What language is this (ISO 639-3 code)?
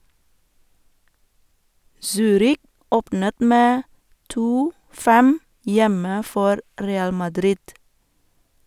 nor